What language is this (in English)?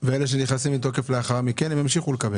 Hebrew